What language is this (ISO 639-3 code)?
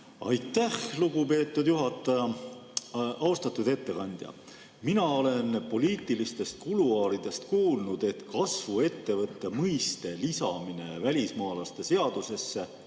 est